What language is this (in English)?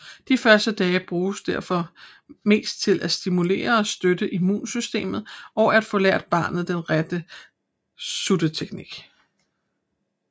Danish